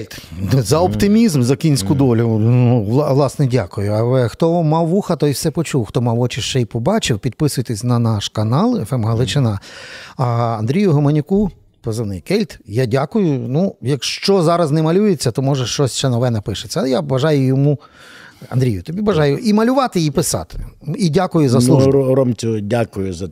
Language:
Ukrainian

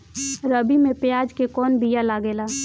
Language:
Bhojpuri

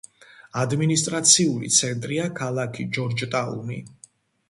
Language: Georgian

